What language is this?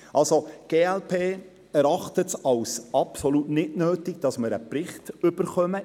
Swiss German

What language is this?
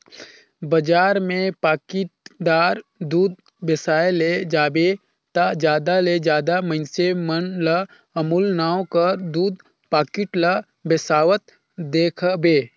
Chhattisgarhi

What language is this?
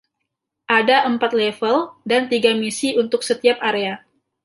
Indonesian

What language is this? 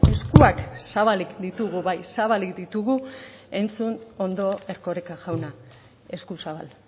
Basque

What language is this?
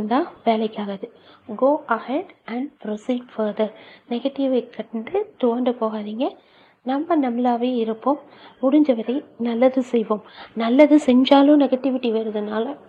Tamil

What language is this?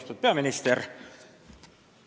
Estonian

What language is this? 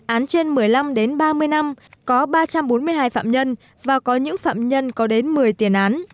Vietnamese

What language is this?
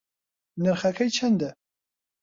Central Kurdish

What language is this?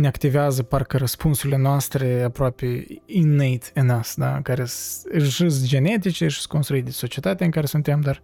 Romanian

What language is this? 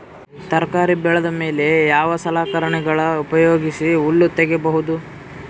Kannada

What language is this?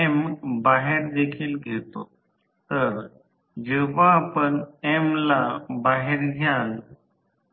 Marathi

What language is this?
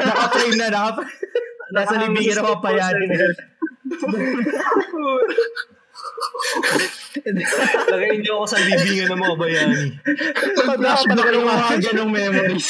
Filipino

